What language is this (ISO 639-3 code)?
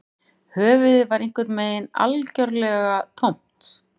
isl